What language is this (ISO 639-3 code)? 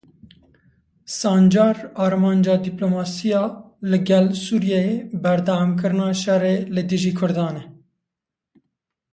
kur